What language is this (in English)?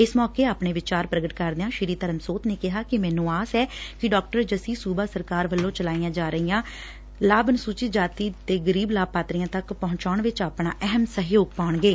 Punjabi